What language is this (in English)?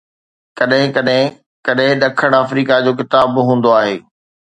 Sindhi